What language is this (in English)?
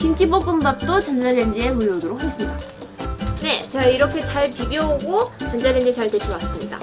Korean